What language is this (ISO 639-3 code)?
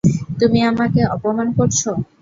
ben